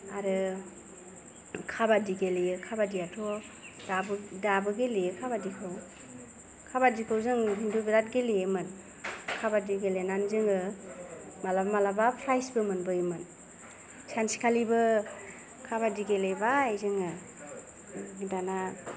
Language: Bodo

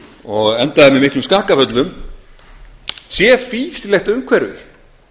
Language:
Icelandic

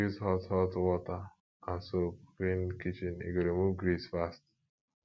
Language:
Nigerian Pidgin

